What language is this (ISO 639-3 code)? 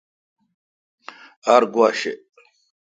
xka